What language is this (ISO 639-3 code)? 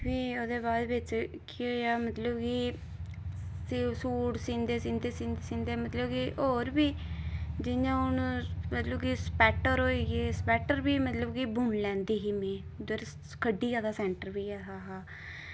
doi